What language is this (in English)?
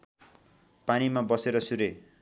Nepali